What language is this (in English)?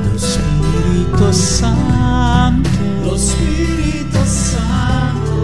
Romanian